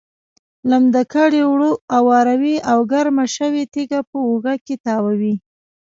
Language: Pashto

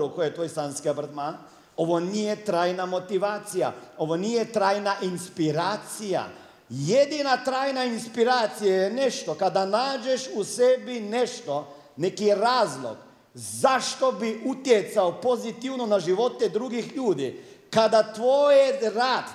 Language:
Croatian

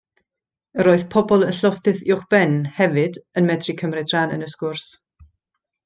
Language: Welsh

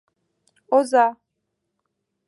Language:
Mari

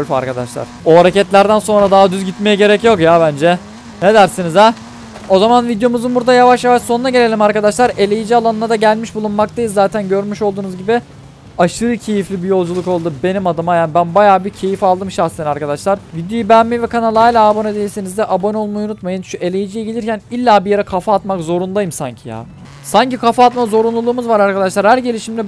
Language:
Turkish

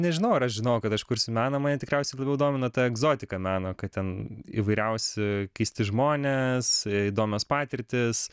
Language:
Lithuanian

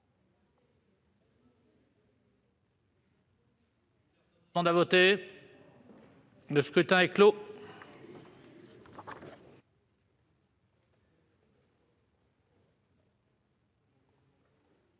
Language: French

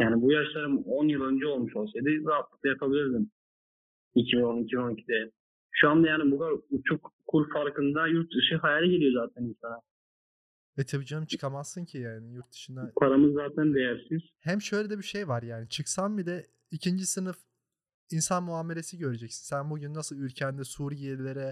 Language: Turkish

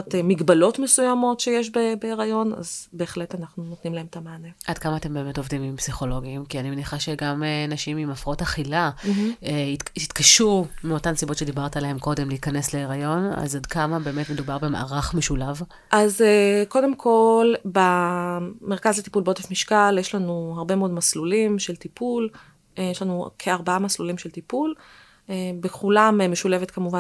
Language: Hebrew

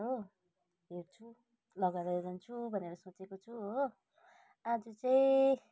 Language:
Nepali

